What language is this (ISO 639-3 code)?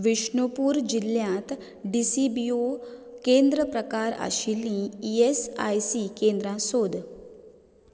kok